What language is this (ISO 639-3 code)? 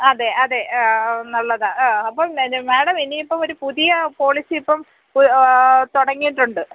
mal